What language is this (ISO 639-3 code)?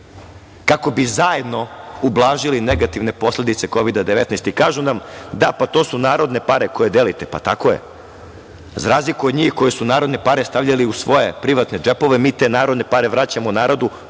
srp